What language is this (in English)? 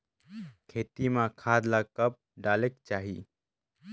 Chhattisgarhi